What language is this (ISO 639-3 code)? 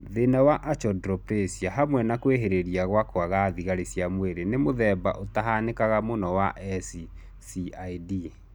kik